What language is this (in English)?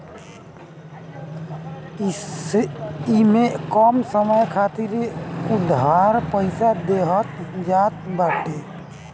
Bhojpuri